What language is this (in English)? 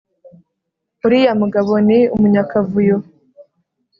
Kinyarwanda